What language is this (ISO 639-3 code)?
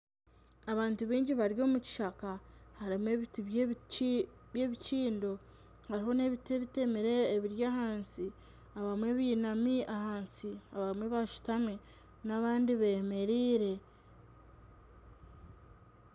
nyn